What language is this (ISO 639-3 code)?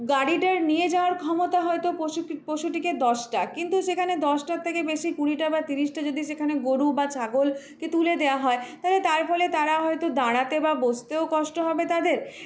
ben